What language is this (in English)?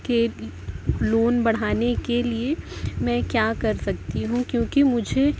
Urdu